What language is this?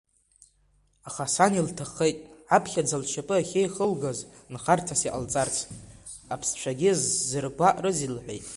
Abkhazian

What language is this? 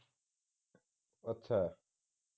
Punjabi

